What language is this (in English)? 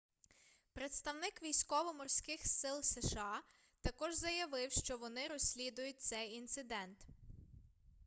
Ukrainian